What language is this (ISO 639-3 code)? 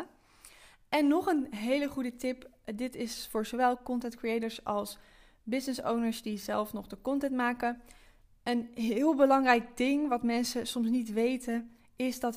nld